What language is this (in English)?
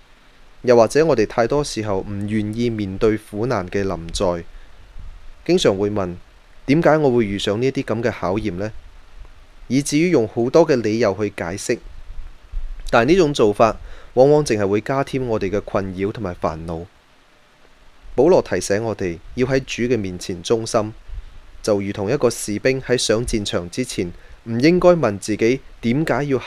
Chinese